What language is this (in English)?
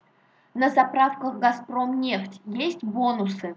Russian